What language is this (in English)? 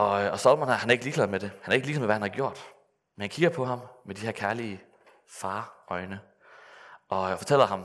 Danish